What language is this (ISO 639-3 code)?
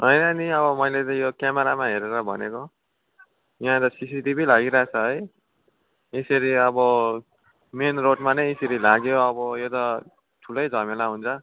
nep